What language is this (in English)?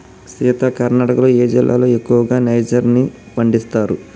Telugu